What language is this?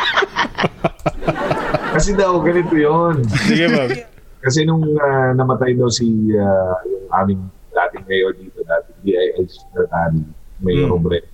Filipino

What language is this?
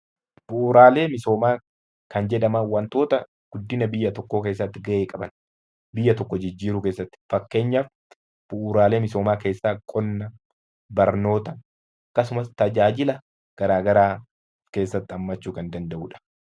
Oromo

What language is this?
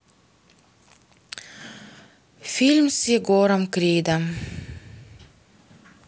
Russian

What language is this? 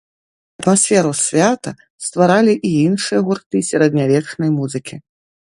Belarusian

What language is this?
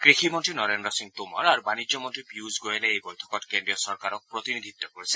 Assamese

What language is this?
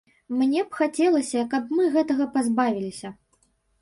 Belarusian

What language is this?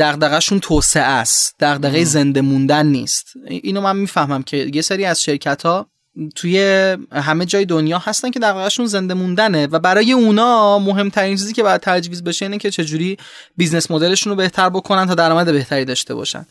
Persian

